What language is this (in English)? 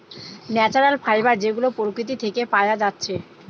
Bangla